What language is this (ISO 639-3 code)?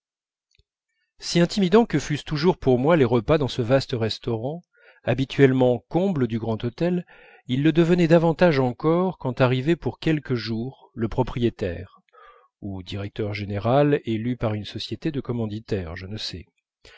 fra